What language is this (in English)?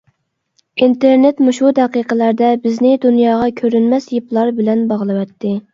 Uyghur